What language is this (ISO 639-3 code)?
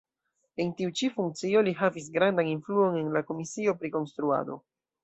epo